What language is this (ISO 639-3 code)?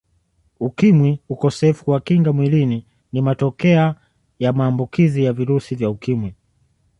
swa